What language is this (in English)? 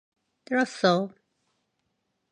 Korean